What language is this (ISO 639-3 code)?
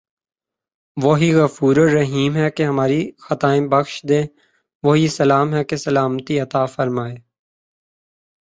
urd